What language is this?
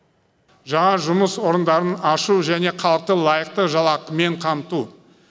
Kazakh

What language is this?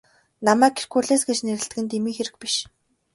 Mongolian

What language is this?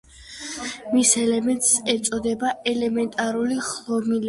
Georgian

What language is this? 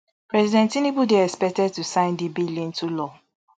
Nigerian Pidgin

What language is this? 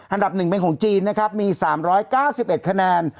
Thai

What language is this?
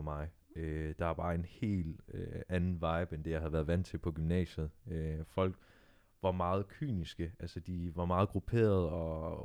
Danish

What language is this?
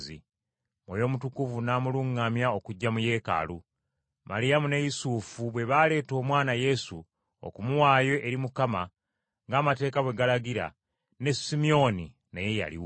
Ganda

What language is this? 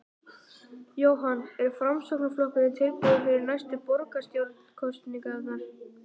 Icelandic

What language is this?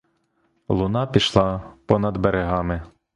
Ukrainian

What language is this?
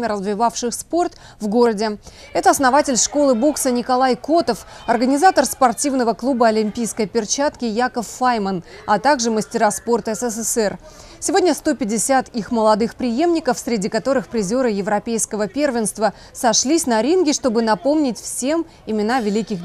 Russian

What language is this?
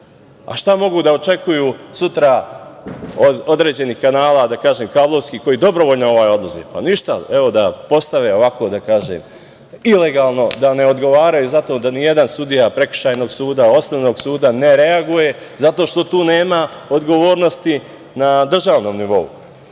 Serbian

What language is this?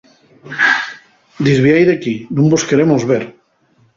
Asturian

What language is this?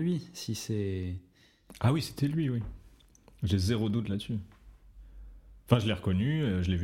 French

